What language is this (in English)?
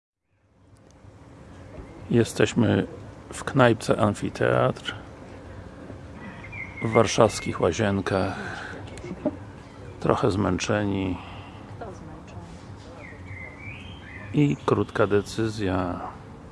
Polish